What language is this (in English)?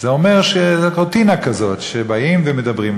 Hebrew